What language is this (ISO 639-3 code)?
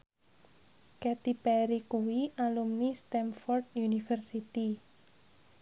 jav